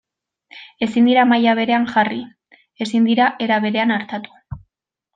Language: Basque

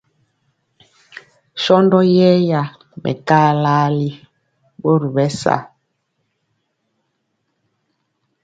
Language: Mpiemo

